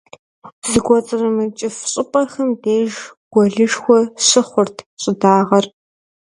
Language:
Kabardian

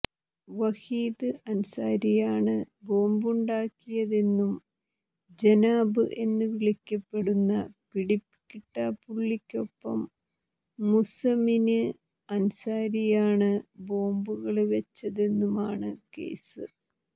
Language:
Malayalam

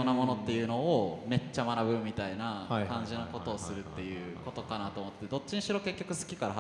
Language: Japanese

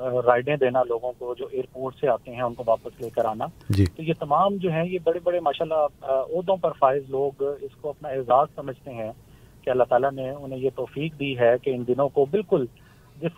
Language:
Urdu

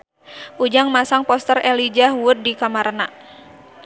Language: Sundanese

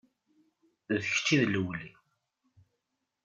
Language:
Kabyle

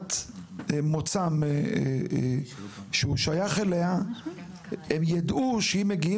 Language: Hebrew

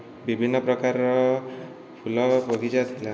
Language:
Odia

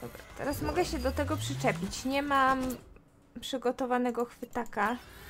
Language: Polish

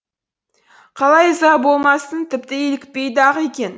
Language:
Kazakh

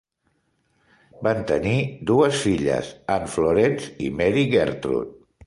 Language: Catalan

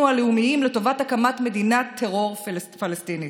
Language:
Hebrew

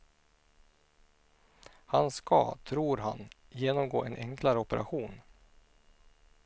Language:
Swedish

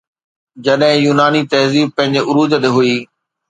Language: Sindhi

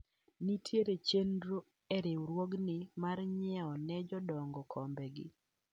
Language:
Luo (Kenya and Tanzania)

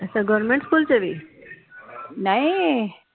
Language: Punjabi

